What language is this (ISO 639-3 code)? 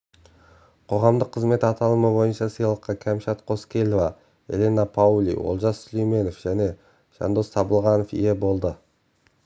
kaz